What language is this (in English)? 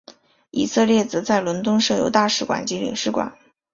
Chinese